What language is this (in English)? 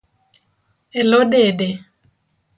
Luo (Kenya and Tanzania)